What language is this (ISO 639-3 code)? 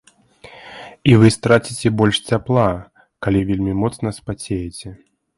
bel